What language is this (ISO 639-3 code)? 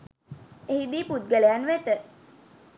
sin